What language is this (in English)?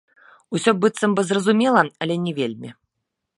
Belarusian